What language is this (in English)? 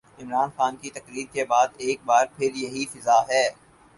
Urdu